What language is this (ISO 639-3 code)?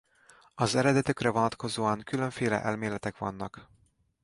hun